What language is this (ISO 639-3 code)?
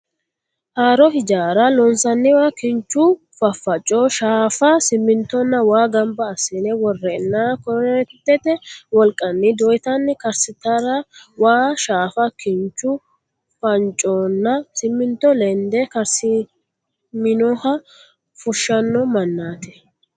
sid